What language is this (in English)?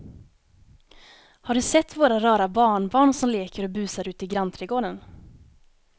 Swedish